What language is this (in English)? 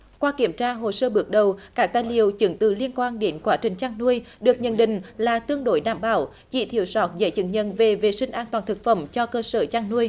Vietnamese